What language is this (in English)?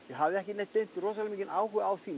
Icelandic